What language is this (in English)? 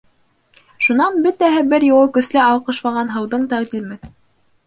Bashkir